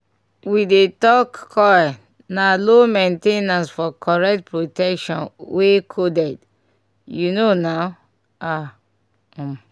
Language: Nigerian Pidgin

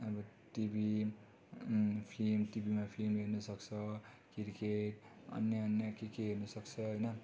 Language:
Nepali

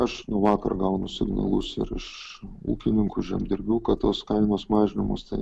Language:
Lithuanian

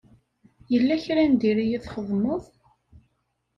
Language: Kabyle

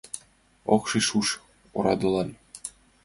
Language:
Mari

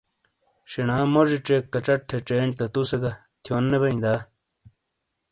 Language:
Shina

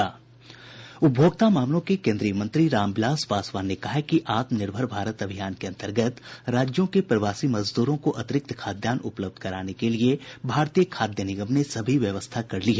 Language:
Hindi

